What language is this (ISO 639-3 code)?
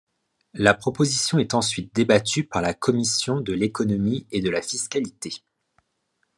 fra